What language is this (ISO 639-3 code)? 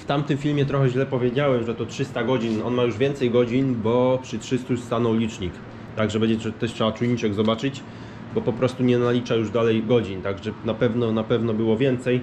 pol